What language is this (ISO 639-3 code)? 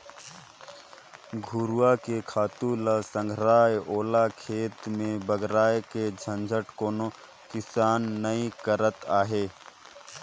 hne